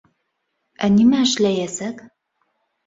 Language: Bashkir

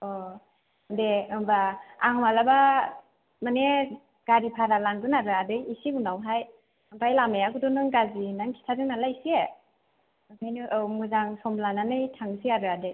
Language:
Bodo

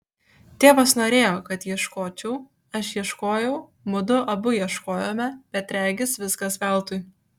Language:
Lithuanian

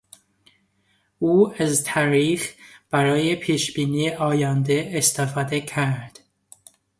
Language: Persian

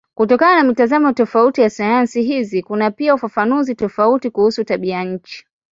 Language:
Swahili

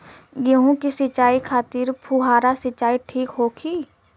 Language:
Bhojpuri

